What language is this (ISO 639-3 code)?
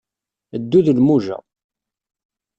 kab